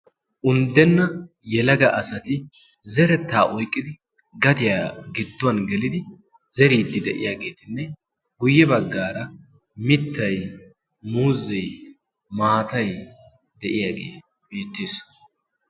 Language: Wolaytta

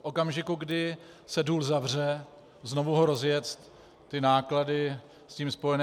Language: Czech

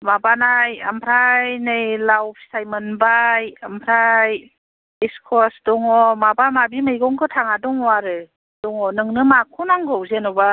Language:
Bodo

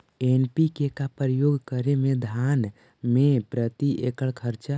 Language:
Magahi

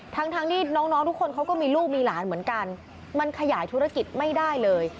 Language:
Thai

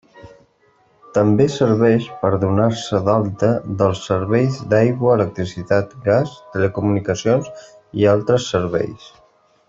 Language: Catalan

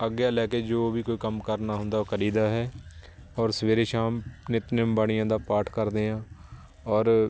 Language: Punjabi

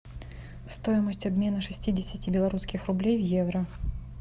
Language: Russian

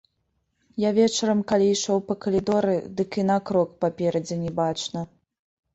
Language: Belarusian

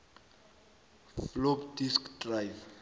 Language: South Ndebele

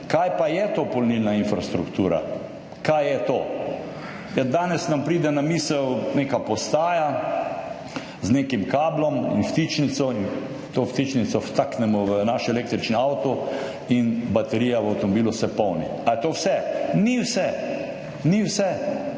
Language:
Slovenian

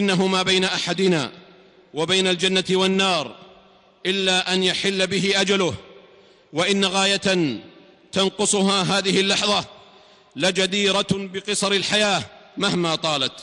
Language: Arabic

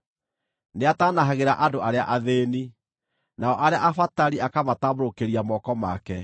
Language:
Kikuyu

